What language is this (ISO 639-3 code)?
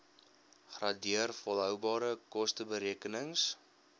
afr